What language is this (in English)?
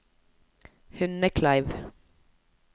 Norwegian